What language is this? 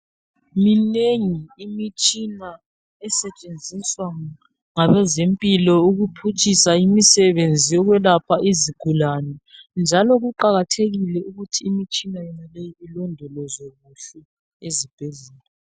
North Ndebele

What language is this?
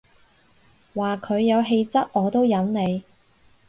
Cantonese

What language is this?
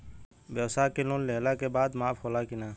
Bhojpuri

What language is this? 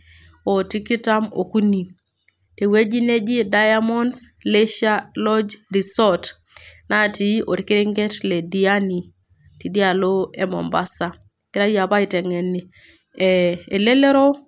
Masai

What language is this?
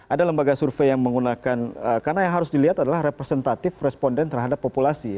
Indonesian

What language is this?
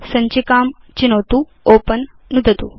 Sanskrit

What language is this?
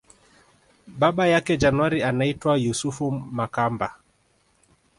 Swahili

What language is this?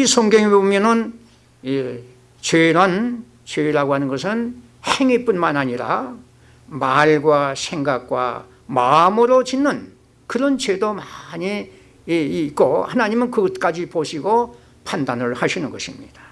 Korean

